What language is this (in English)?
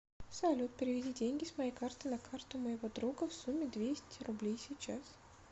Russian